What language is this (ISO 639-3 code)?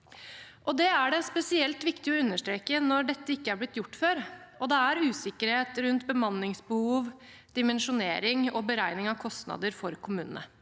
nor